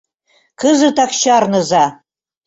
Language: Mari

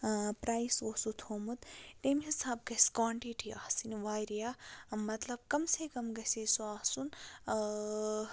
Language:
Kashmiri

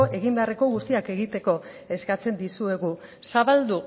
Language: Basque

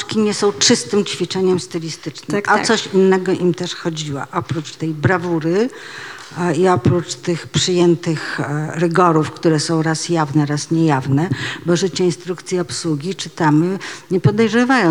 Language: Polish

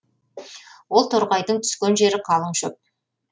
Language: Kazakh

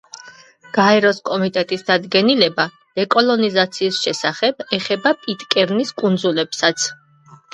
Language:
Georgian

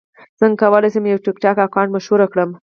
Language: Pashto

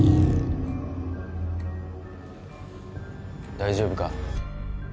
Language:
Japanese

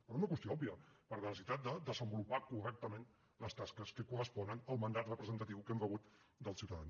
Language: Catalan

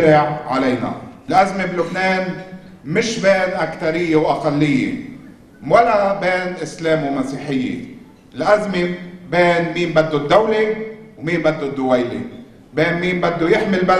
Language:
Arabic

